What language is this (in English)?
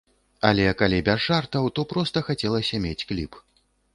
Belarusian